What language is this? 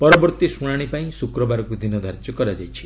Odia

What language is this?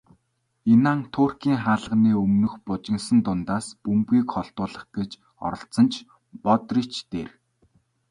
Mongolian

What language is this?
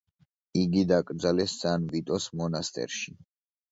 Georgian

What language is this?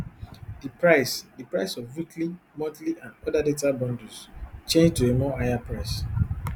Nigerian Pidgin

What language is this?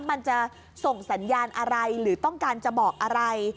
Thai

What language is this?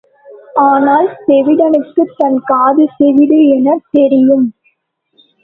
Tamil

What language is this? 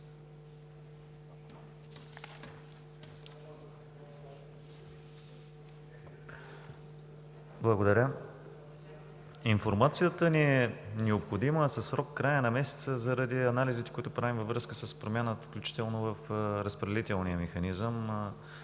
Bulgarian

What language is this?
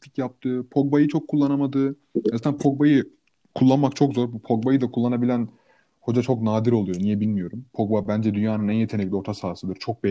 Turkish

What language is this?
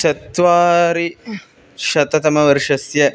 Sanskrit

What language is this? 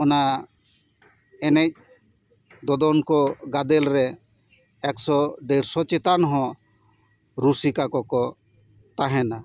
Santali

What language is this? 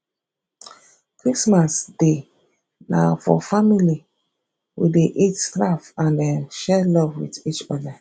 Nigerian Pidgin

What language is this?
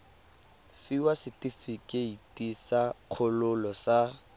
Tswana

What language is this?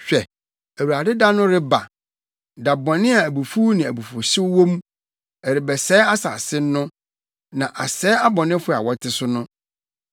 Akan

